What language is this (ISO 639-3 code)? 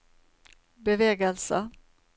nor